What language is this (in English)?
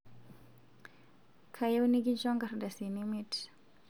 Masai